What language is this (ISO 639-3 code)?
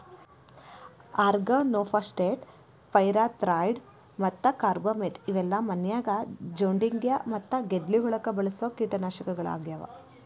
kan